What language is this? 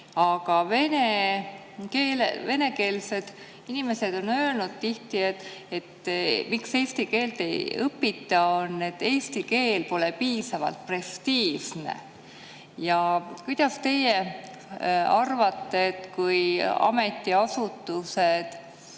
Estonian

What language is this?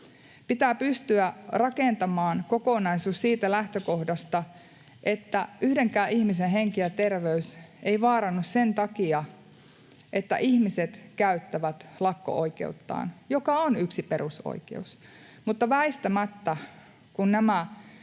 Finnish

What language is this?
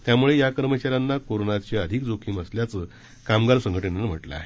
Marathi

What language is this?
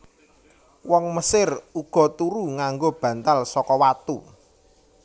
Javanese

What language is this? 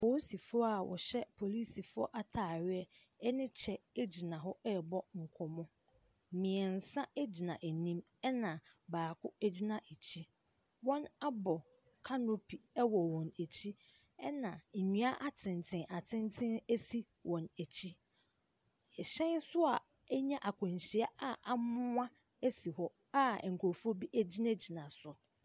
Akan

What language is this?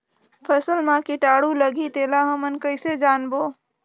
Chhattisgarhi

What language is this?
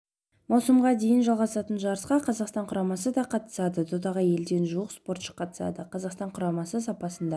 Kazakh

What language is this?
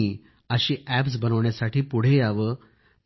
Marathi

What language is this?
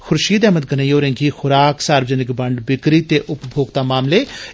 Dogri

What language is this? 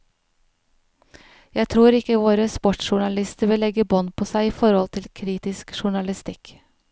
Norwegian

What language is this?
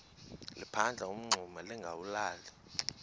Xhosa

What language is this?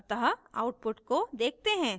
Hindi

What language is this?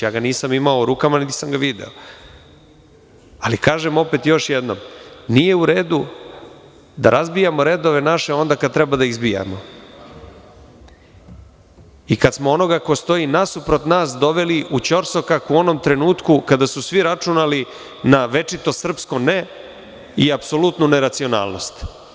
Serbian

